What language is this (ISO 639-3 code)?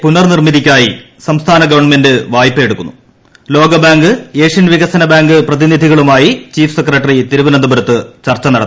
mal